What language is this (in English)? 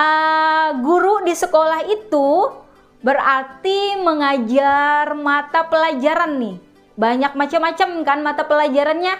Indonesian